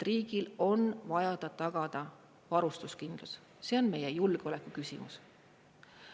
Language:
Estonian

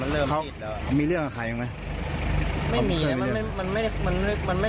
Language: Thai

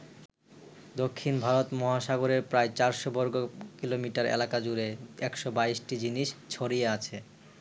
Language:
Bangla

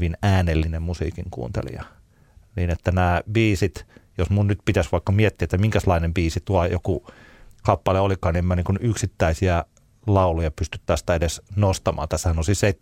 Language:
Finnish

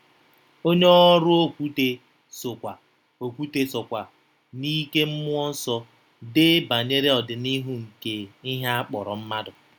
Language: Igbo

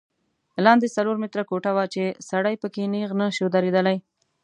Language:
Pashto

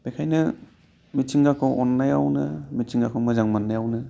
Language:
Bodo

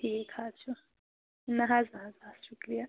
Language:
Kashmiri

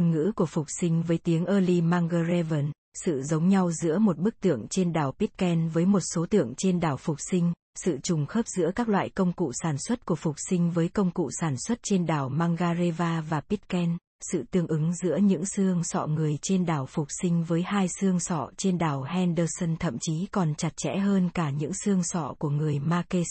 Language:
Vietnamese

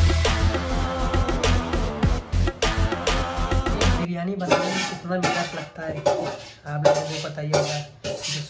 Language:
Hindi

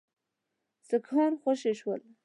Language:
Pashto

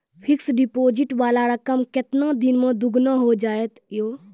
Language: Maithili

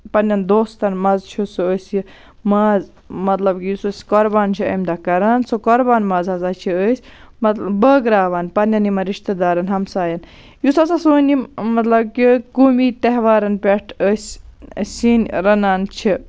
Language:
Kashmiri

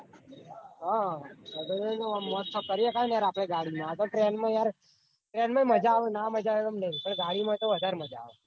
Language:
Gujarati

